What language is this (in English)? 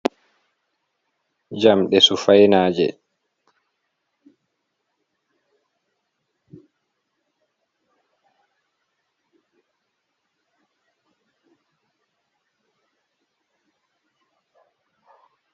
Fula